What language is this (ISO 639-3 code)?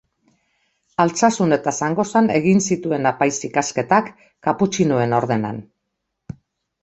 eus